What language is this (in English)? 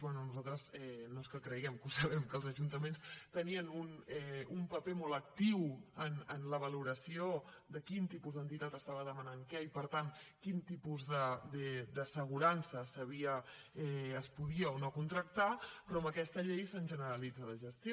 Catalan